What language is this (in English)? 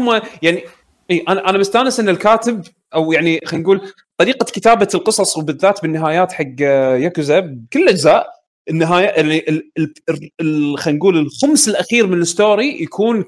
Arabic